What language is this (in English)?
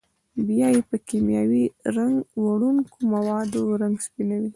Pashto